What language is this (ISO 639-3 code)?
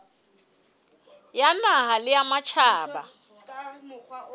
sot